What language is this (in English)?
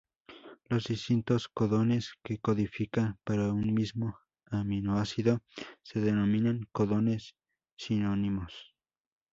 Spanish